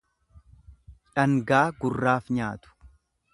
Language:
Oromo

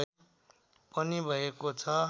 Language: Nepali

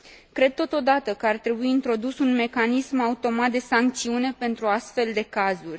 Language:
Romanian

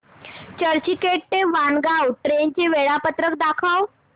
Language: Marathi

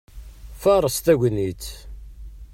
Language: Kabyle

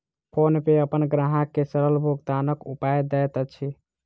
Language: Maithili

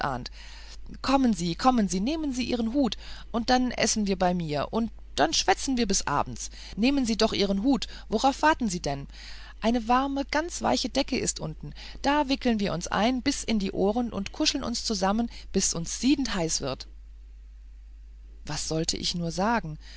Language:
German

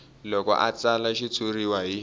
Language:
Tsonga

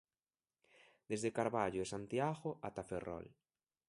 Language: Galician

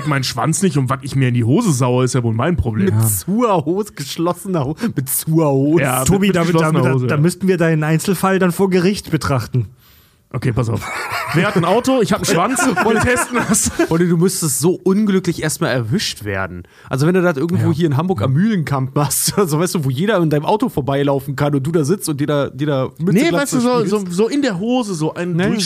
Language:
German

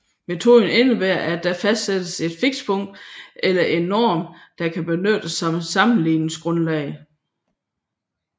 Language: Danish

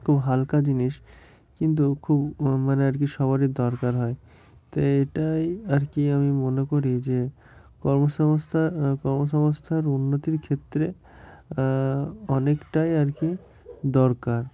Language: Bangla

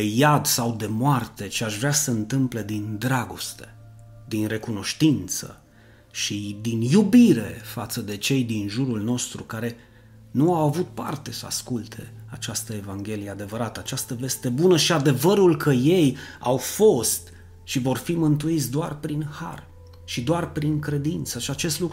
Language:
Romanian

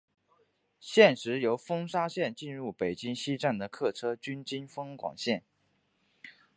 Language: Chinese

